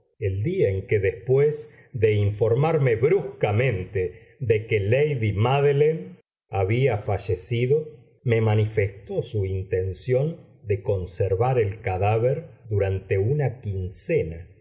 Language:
Spanish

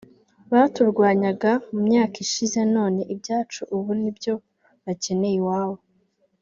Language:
Kinyarwanda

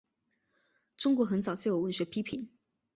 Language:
Chinese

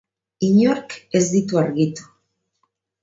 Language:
Basque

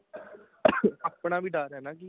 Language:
Punjabi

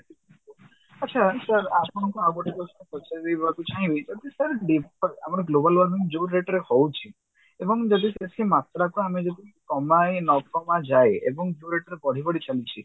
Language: Odia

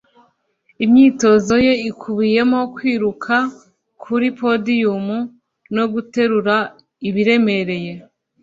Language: Kinyarwanda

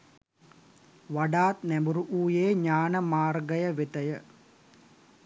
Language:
Sinhala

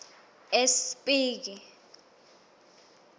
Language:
Swati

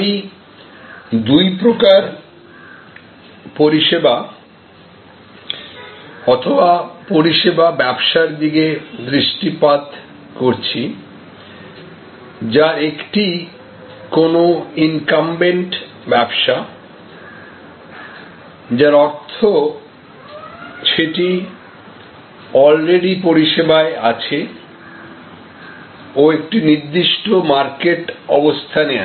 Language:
Bangla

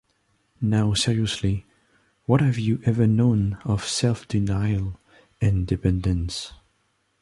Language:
English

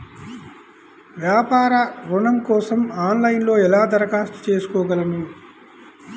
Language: Telugu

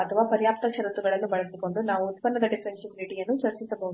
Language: Kannada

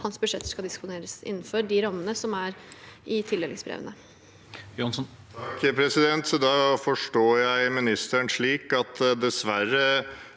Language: Norwegian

